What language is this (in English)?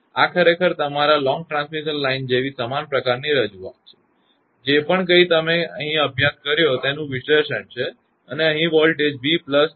Gujarati